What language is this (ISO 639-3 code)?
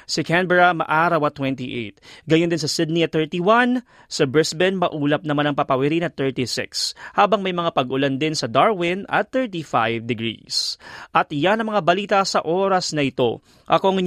fil